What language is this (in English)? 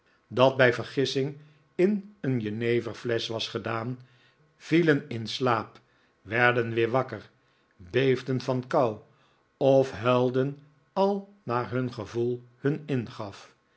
Dutch